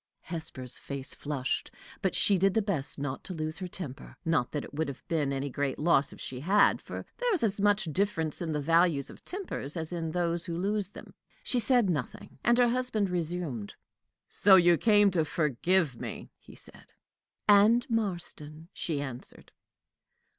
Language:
English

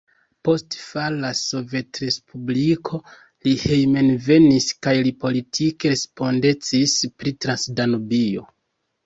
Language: Esperanto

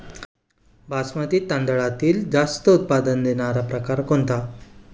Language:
Marathi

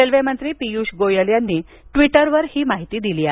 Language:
Marathi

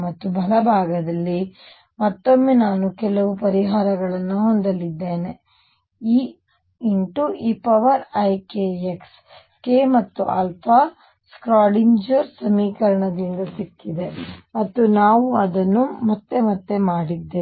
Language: Kannada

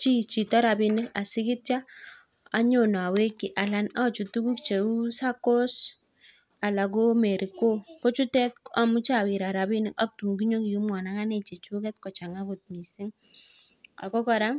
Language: Kalenjin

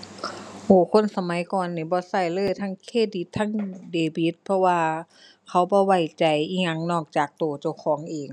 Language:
Thai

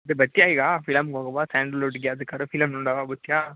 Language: Kannada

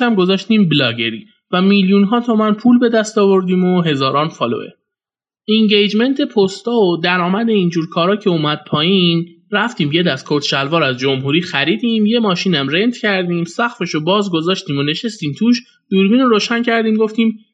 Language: Persian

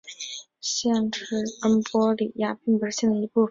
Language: Chinese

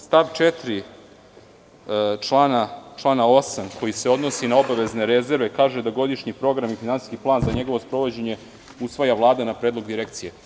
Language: Serbian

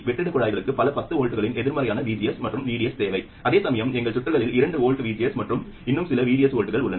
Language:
Tamil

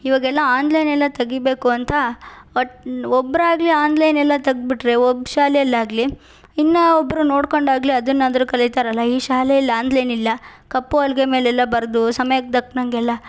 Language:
Kannada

